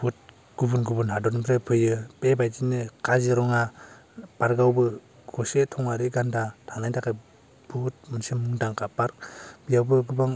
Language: Bodo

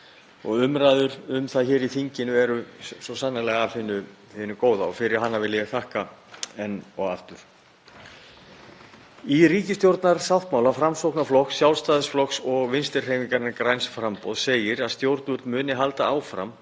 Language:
Icelandic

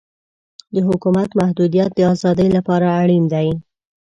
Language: Pashto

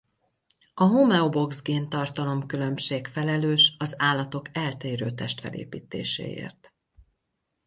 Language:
Hungarian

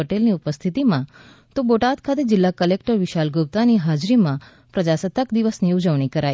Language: Gujarati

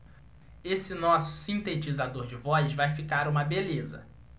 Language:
Portuguese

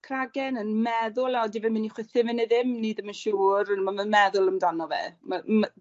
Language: Welsh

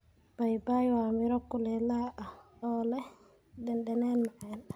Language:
Somali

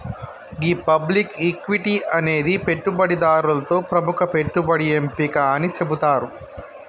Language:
Telugu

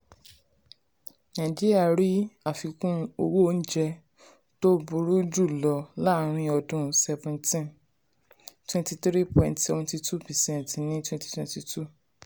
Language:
Yoruba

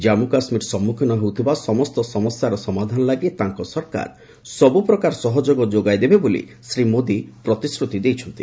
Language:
Odia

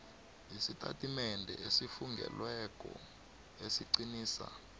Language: South Ndebele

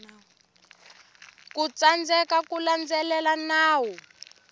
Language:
Tsonga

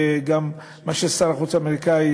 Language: Hebrew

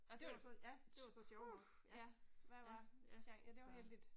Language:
Danish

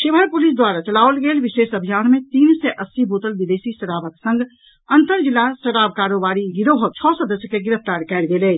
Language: Maithili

